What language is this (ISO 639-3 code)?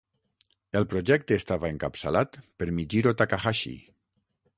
cat